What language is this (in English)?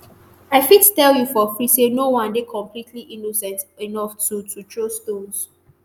Nigerian Pidgin